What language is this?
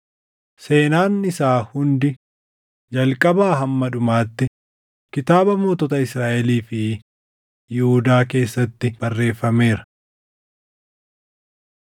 Oromo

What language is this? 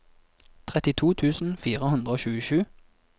Norwegian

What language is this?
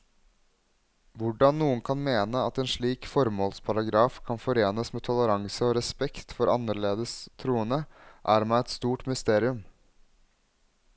Norwegian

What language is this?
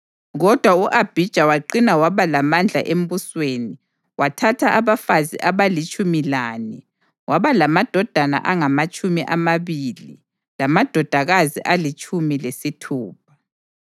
North Ndebele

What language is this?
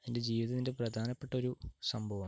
Malayalam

